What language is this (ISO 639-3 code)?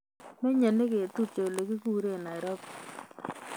kln